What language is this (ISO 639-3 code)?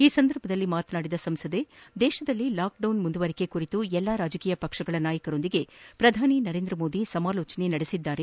kan